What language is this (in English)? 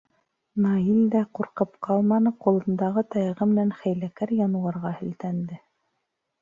Bashkir